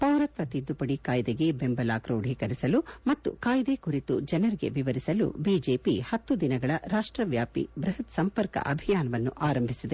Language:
Kannada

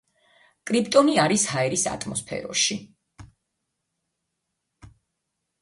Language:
Georgian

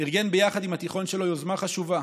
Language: Hebrew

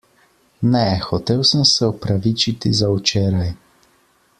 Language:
Slovenian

